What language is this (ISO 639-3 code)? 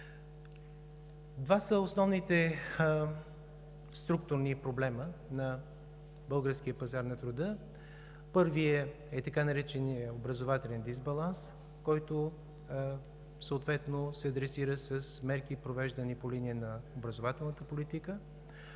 bul